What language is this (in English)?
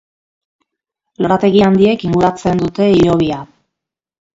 Basque